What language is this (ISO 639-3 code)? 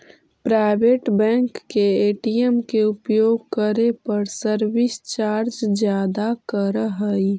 mag